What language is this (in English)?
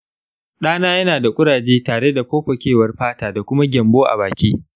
Hausa